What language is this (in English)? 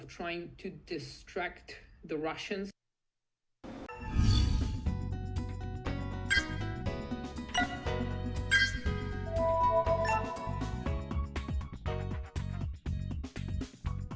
Vietnamese